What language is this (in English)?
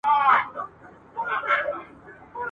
Pashto